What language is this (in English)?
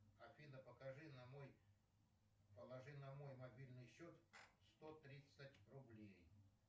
Russian